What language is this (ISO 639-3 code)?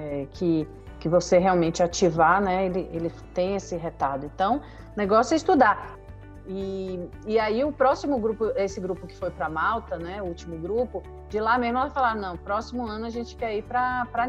por